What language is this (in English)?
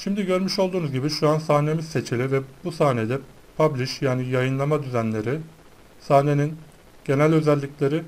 Turkish